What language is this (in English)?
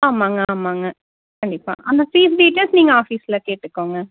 Tamil